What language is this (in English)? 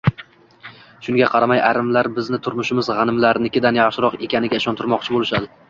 Uzbek